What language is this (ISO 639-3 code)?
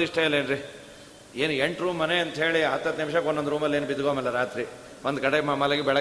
kan